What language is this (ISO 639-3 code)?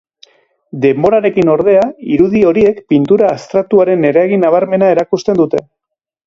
eus